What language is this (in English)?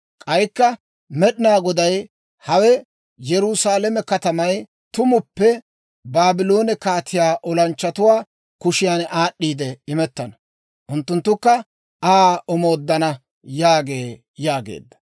Dawro